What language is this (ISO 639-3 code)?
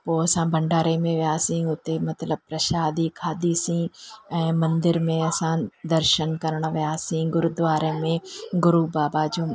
snd